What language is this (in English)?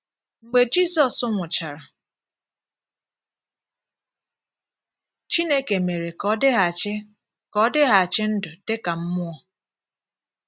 Igbo